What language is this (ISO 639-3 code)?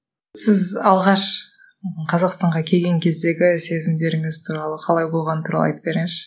kaz